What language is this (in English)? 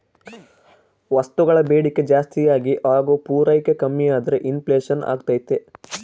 Kannada